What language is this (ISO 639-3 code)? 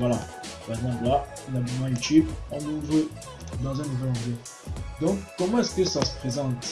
fra